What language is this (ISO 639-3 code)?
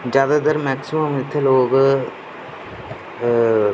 doi